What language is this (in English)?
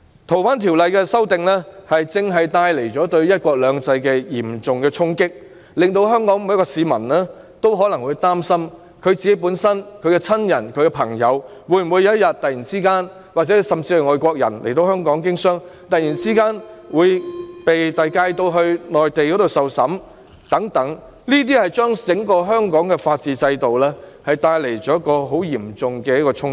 Cantonese